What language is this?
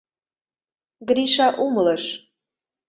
Mari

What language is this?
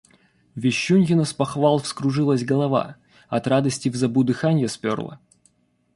Russian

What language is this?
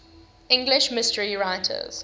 English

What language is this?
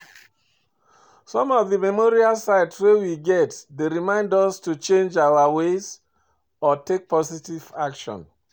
Nigerian Pidgin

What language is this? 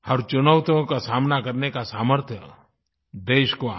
Hindi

